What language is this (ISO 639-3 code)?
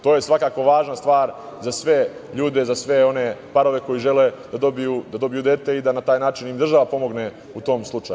srp